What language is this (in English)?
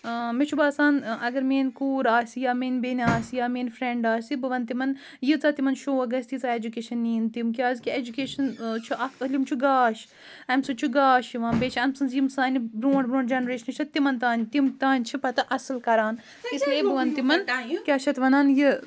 Kashmiri